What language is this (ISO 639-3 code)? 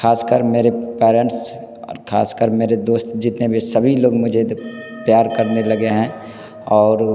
hin